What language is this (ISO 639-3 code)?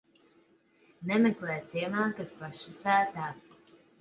lav